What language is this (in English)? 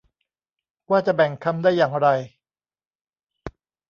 Thai